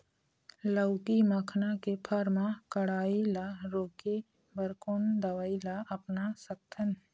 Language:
Chhattisgarhi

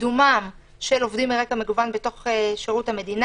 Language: Hebrew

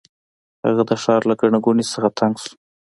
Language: Pashto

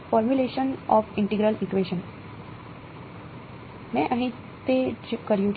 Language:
Gujarati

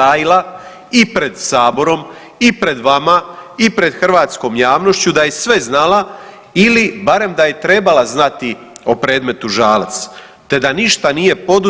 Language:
Croatian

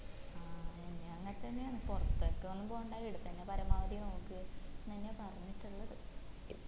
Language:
Malayalam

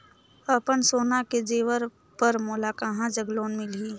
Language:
Chhattisgarhi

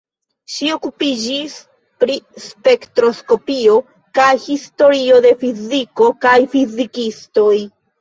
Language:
Esperanto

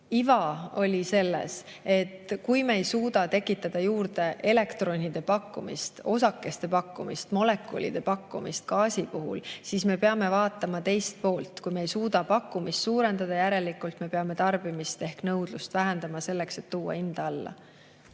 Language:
Estonian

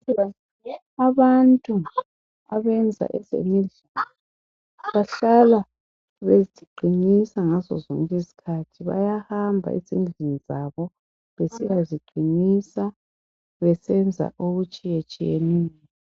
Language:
North Ndebele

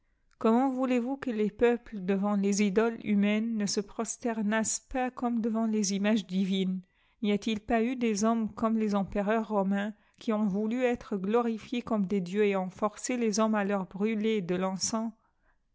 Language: French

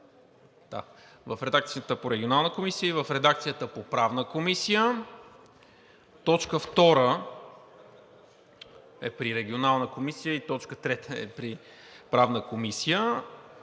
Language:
Bulgarian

